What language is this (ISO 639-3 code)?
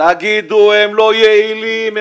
heb